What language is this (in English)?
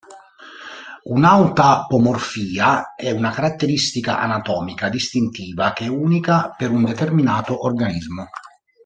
Italian